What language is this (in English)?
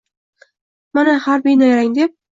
Uzbek